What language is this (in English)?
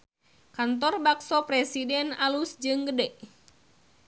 Sundanese